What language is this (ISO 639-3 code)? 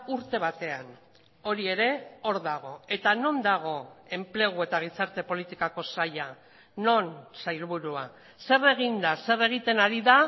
eus